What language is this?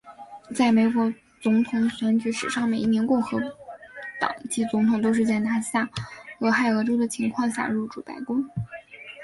Chinese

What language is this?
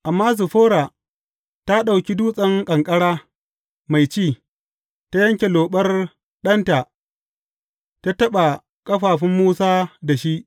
Hausa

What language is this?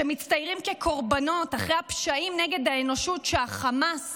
Hebrew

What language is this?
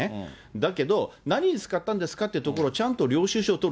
Japanese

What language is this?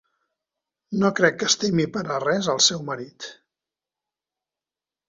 Catalan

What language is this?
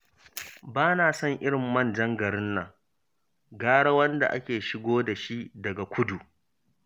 Hausa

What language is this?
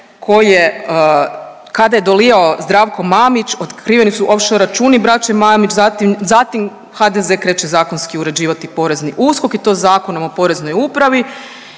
Croatian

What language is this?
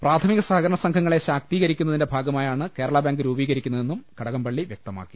Malayalam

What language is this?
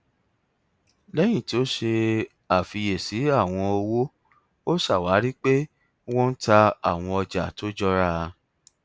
Yoruba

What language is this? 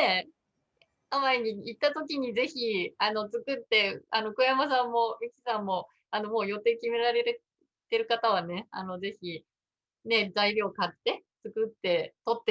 Japanese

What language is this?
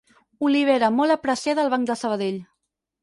Catalan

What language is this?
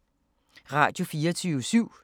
Danish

